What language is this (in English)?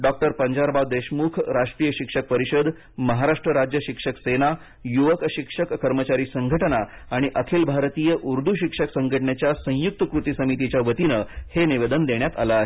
Marathi